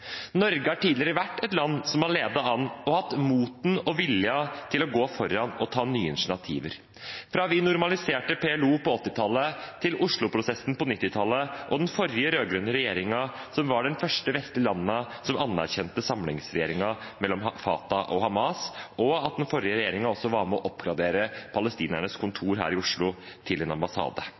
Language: Norwegian Bokmål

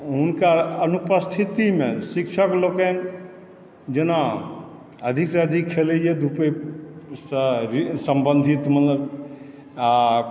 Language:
Maithili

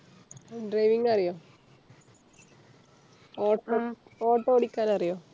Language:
Malayalam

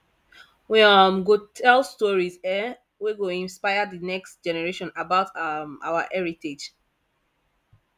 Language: Nigerian Pidgin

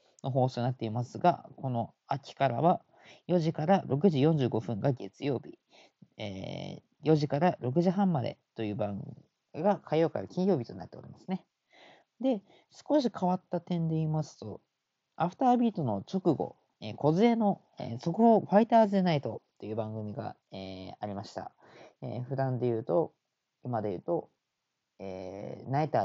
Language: Japanese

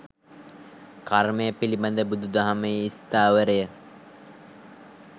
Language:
Sinhala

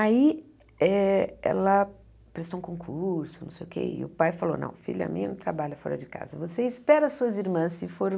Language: Portuguese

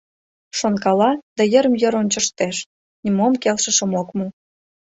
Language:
Mari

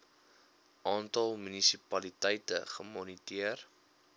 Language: Afrikaans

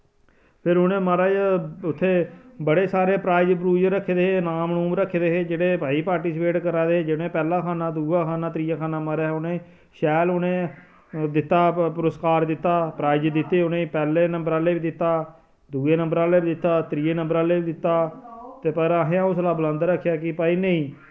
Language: Dogri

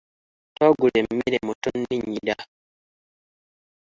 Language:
Ganda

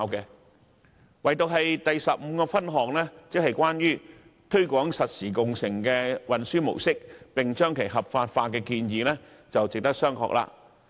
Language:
Cantonese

